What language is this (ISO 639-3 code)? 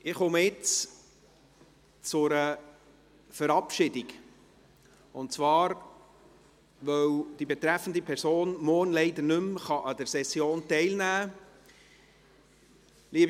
gsw